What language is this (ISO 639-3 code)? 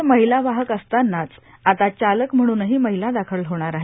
mar